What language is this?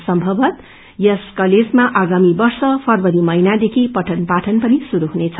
Nepali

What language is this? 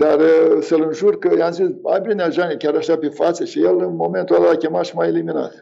Romanian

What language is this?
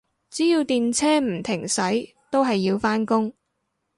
Cantonese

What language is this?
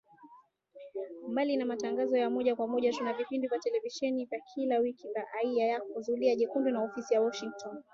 Swahili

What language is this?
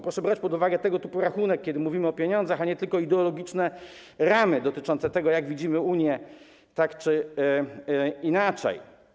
Polish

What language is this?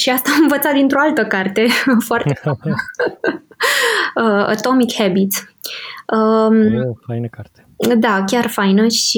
Romanian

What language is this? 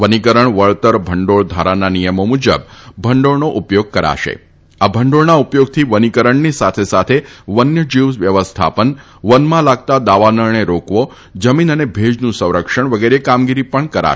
Gujarati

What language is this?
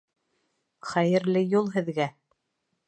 Bashkir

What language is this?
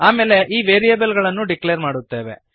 Kannada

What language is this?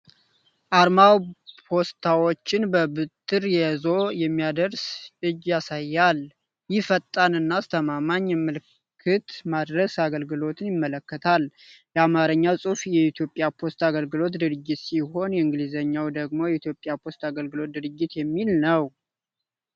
Amharic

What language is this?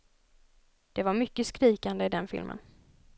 Swedish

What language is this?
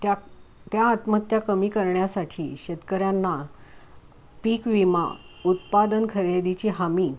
Marathi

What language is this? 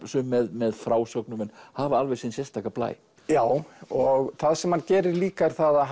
Icelandic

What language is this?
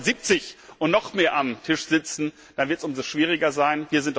German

